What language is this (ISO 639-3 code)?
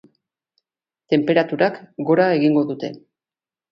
eus